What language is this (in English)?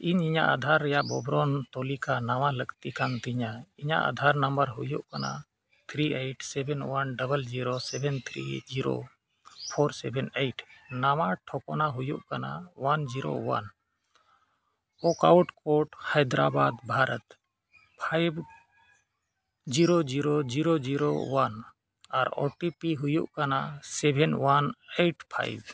Santali